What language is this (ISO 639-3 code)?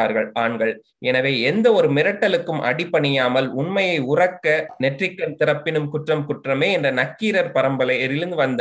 tam